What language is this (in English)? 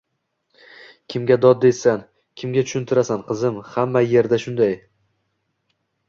Uzbek